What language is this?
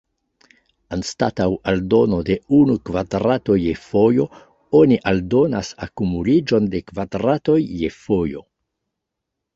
Esperanto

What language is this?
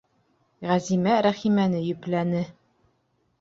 Bashkir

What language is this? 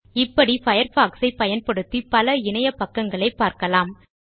Tamil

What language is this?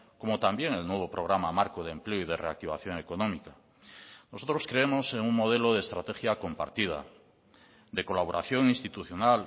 Spanish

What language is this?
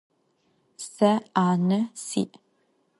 Adyghe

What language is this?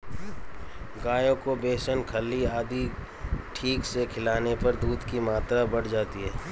Hindi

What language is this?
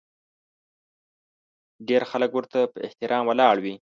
Pashto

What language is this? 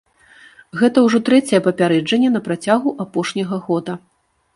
Belarusian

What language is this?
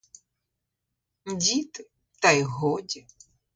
Ukrainian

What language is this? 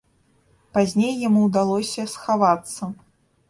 Belarusian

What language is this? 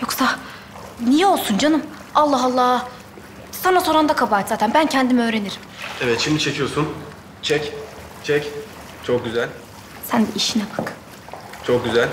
Turkish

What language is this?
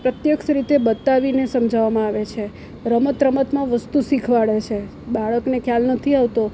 Gujarati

